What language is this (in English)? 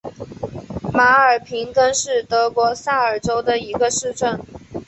Chinese